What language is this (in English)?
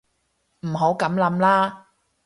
Cantonese